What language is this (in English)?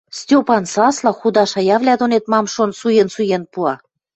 Western Mari